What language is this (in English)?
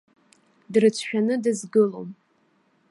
Abkhazian